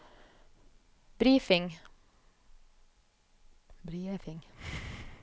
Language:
Norwegian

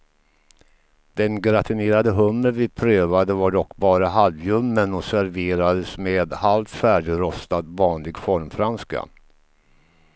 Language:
Swedish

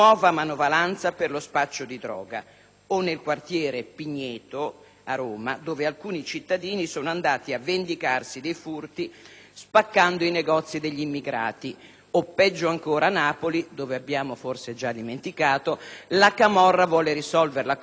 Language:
Italian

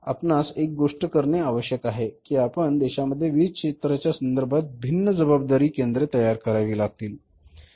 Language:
Marathi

